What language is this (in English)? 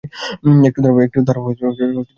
Bangla